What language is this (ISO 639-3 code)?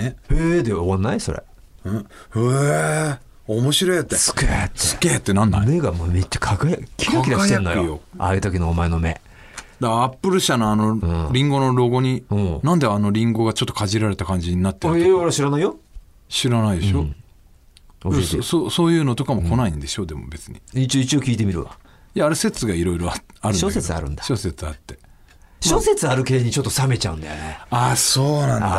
jpn